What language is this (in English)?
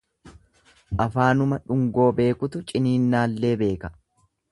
Oromo